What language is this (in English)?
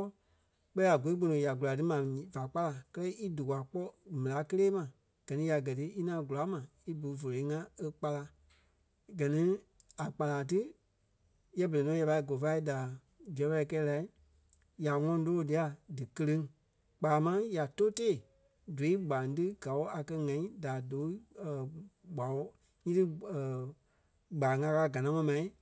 Kpelle